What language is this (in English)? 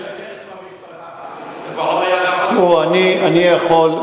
Hebrew